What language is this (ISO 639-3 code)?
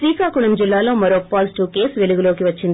tel